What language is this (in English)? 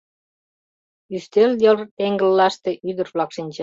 Mari